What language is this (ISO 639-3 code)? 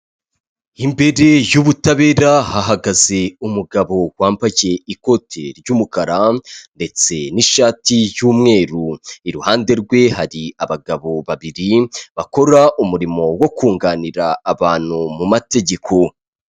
kin